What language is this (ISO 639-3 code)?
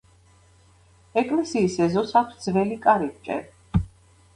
kat